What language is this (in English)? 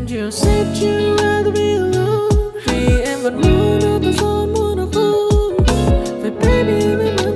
Vietnamese